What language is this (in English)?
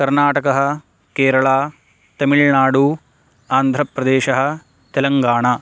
Sanskrit